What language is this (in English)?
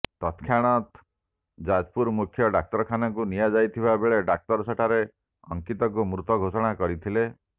Odia